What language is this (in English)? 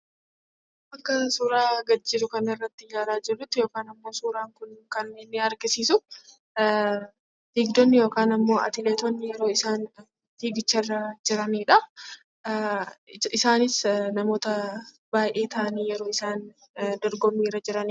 Oromo